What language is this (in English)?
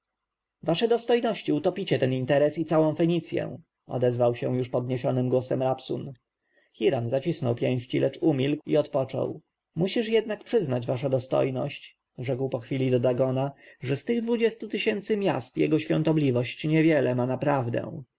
Polish